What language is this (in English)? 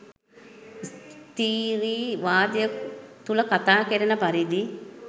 Sinhala